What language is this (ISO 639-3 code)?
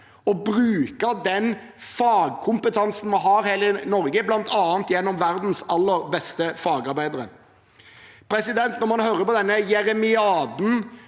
nor